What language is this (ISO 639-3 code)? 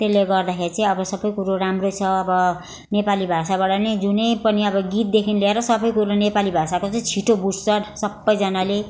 nep